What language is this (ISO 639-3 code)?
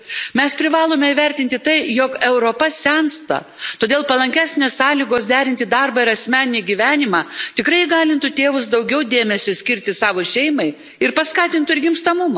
lit